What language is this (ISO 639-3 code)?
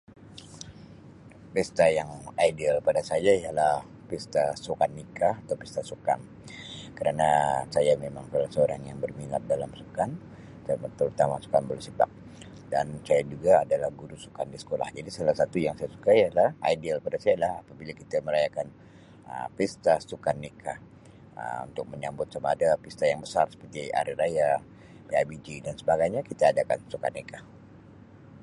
msi